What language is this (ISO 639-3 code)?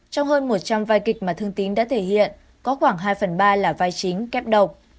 vie